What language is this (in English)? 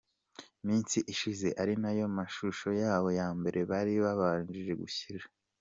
Kinyarwanda